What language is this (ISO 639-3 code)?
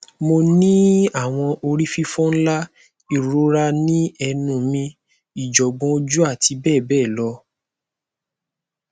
yor